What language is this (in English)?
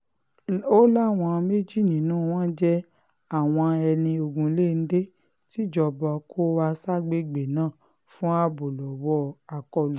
Yoruba